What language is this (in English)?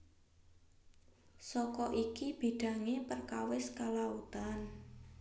Javanese